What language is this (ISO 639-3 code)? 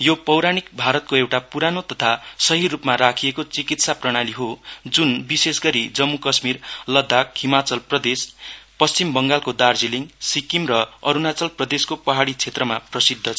nep